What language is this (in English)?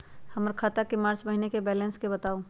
Magahi